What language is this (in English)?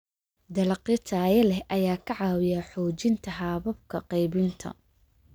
Somali